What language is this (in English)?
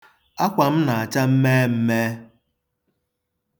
Igbo